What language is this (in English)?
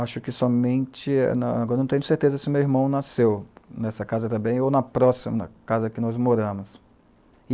Portuguese